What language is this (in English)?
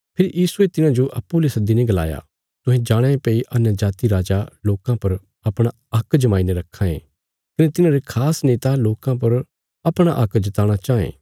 Bilaspuri